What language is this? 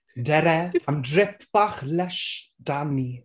Welsh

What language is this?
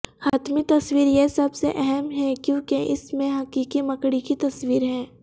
Urdu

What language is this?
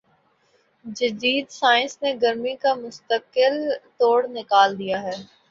Urdu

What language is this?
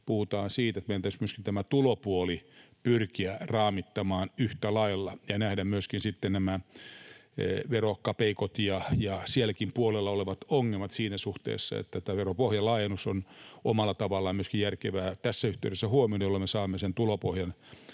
Finnish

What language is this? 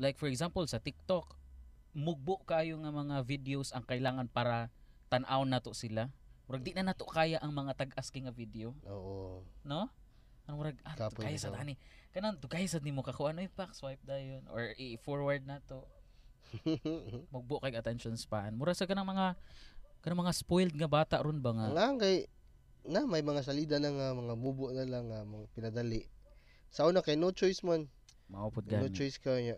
Filipino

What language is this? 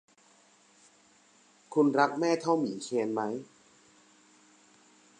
Thai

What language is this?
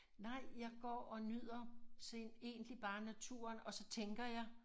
Danish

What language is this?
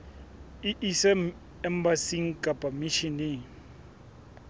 Southern Sotho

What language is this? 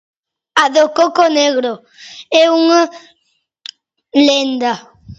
Galician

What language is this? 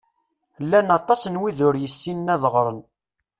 Kabyle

